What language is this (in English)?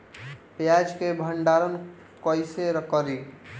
Bhojpuri